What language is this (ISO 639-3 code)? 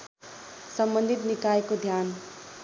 nep